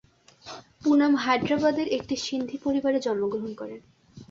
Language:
Bangla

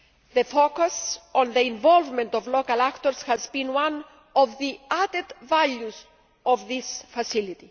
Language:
English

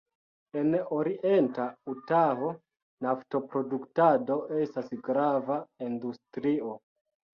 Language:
Esperanto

